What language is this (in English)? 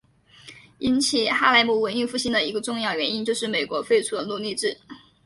Chinese